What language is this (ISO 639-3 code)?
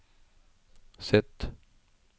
nor